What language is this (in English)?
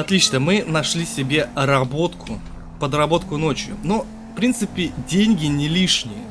Russian